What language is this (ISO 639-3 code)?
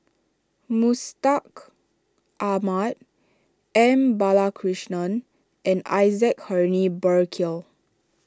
eng